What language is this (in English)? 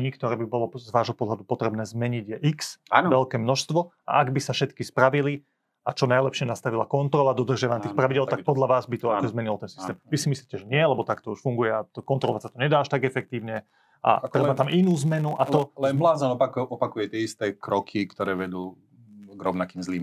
Slovak